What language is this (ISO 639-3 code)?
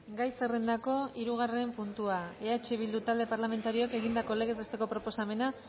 eus